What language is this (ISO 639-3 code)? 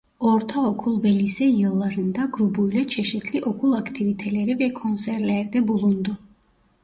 tur